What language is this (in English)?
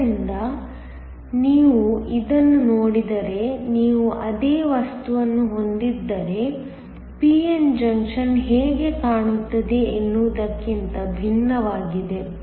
Kannada